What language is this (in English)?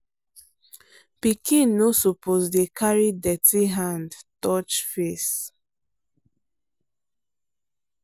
Nigerian Pidgin